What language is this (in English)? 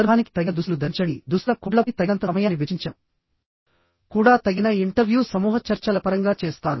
Telugu